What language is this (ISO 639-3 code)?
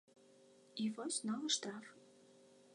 bel